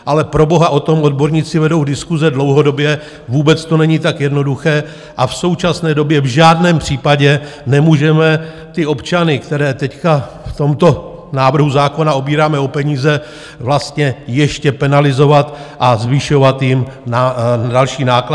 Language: Czech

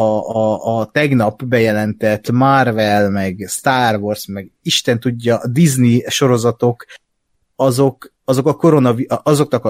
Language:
Hungarian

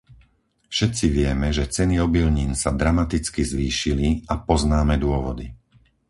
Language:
Slovak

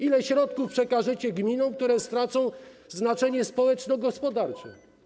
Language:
Polish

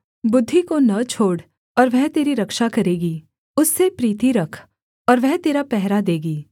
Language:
Hindi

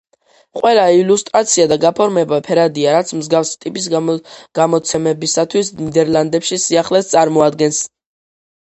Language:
Georgian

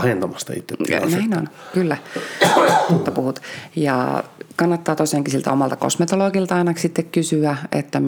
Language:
Finnish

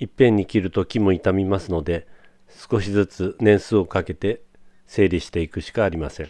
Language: Japanese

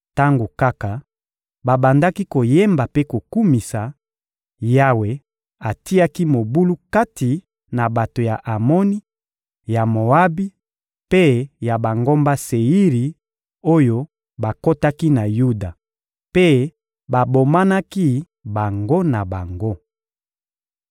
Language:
Lingala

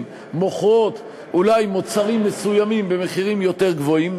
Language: Hebrew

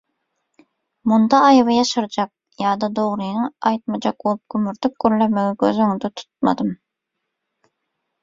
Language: Turkmen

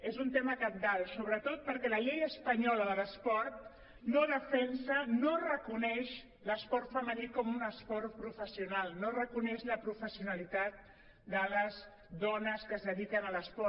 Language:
Catalan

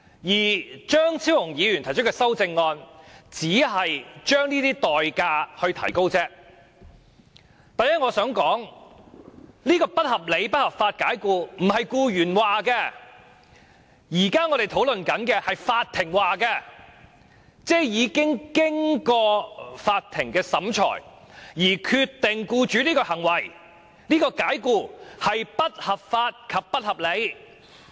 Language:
Cantonese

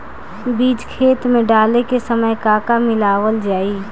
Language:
Bhojpuri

